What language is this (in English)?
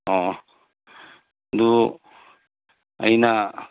Manipuri